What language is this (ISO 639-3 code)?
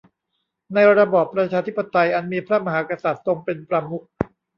tha